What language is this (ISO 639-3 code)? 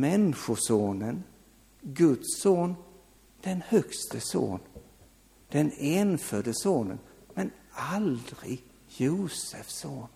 swe